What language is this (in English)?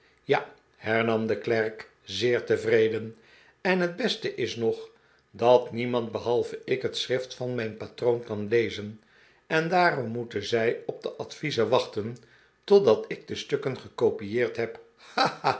Dutch